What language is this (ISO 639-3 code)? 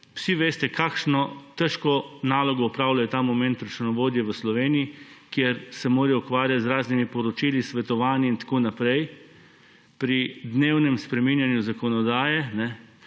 slv